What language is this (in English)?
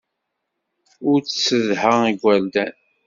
Kabyle